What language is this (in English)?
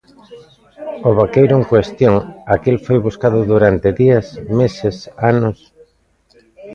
Galician